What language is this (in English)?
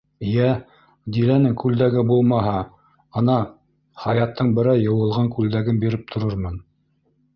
Bashkir